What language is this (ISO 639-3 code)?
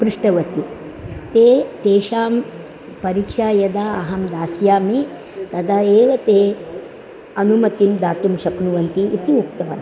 san